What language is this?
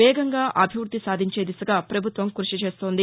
Telugu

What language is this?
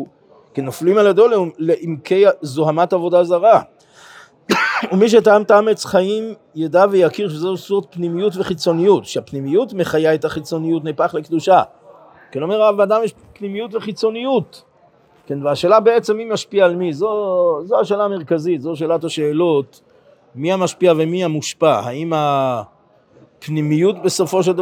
Hebrew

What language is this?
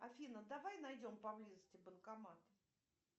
Russian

